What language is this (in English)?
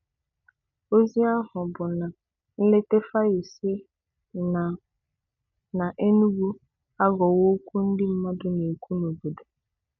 Igbo